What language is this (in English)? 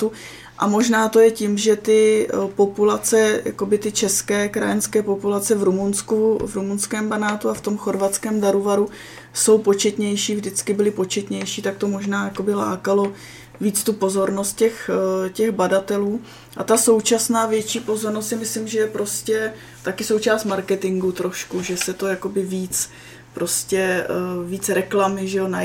Czech